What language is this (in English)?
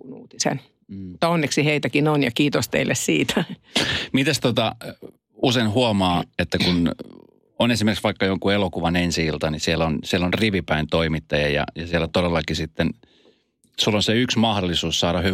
Finnish